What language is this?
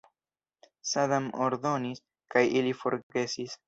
Esperanto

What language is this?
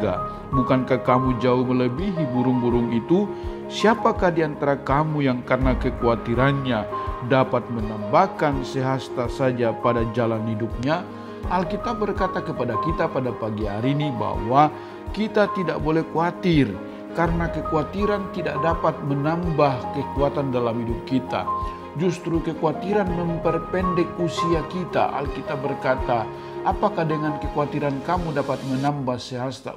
Indonesian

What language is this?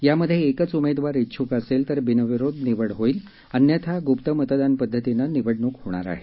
Marathi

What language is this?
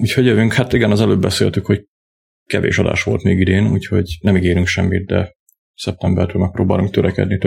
Hungarian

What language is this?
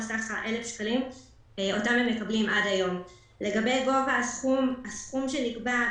Hebrew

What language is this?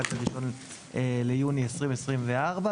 Hebrew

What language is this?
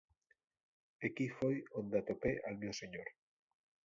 Asturian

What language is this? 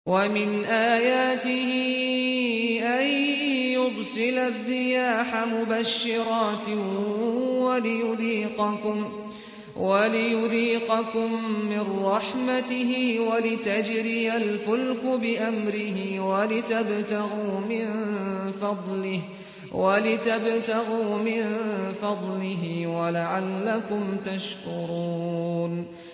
Arabic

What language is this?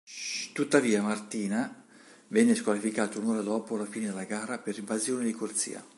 Italian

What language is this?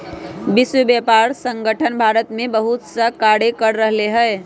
Magahi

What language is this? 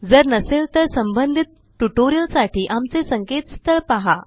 Marathi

